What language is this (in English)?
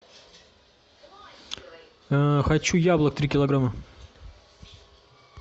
Russian